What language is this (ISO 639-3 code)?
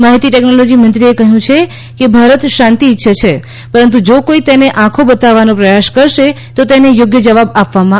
guj